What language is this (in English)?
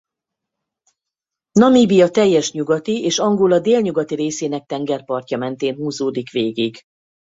Hungarian